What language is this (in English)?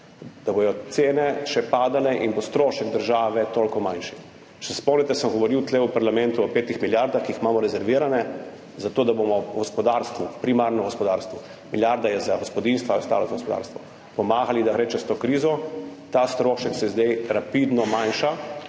Slovenian